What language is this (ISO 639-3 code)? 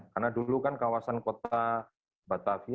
ind